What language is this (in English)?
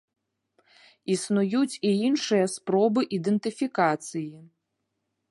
Belarusian